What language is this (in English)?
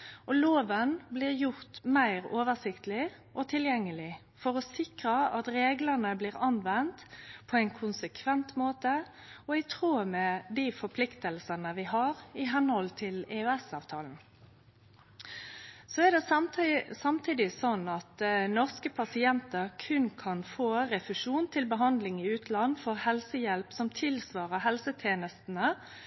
Norwegian Nynorsk